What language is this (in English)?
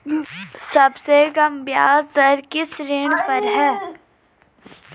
Hindi